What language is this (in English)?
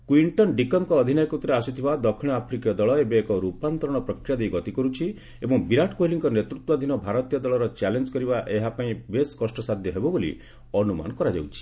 Odia